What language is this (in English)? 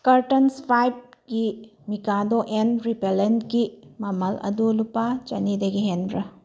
Manipuri